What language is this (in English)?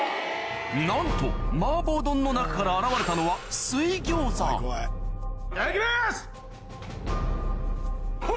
Japanese